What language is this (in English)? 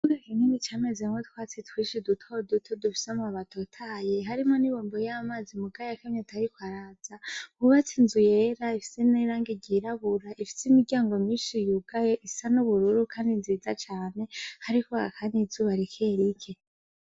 Rundi